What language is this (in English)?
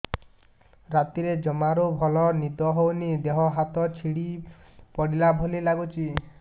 Odia